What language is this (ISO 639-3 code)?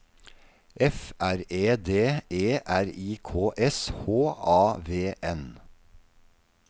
nor